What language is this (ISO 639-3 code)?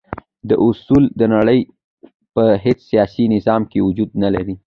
pus